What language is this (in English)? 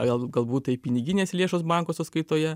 Lithuanian